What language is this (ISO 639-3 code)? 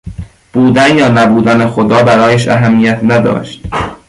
fas